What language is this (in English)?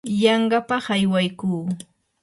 Yanahuanca Pasco Quechua